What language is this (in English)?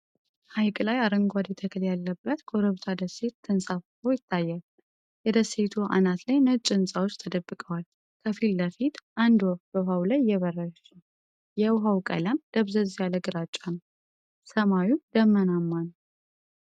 Amharic